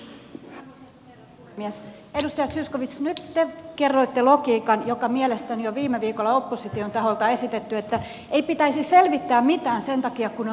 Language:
Finnish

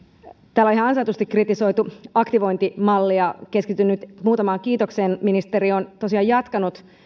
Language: Finnish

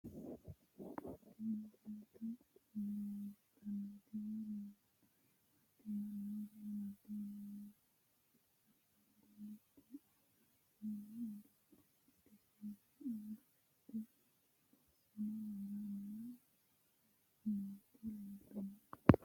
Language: Sidamo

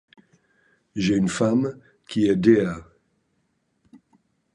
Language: French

